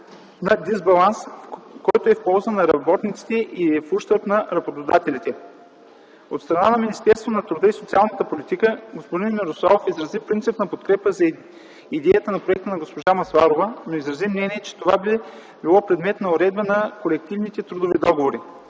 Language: Bulgarian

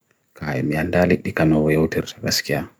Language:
Bagirmi Fulfulde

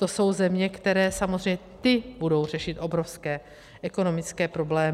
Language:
Czech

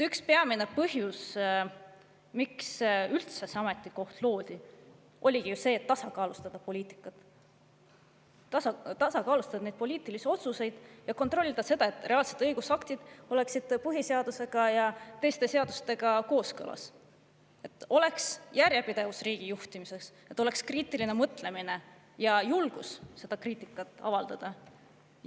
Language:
Estonian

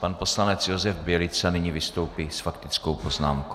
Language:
Czech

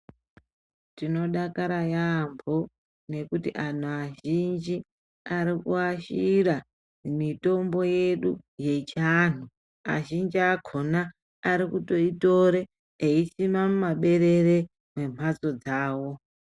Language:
Ndau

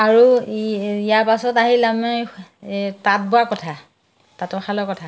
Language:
Assamese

